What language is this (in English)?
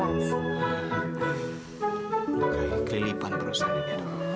Indonesian